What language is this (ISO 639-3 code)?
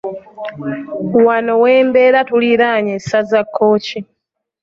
lug